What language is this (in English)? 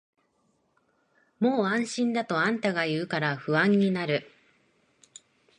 Japanese